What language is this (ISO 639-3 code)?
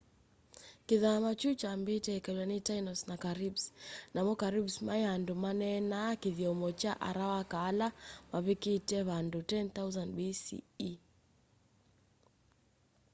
kam